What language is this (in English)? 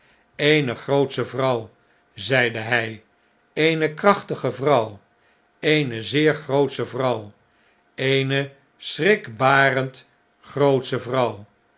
Dutch